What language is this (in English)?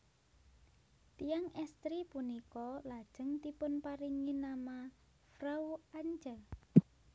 Javanese